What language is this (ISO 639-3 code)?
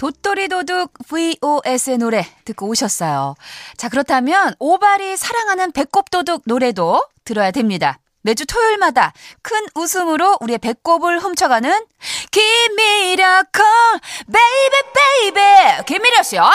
kor